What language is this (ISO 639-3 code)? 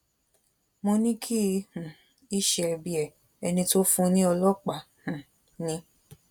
yor